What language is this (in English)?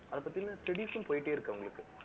Tamil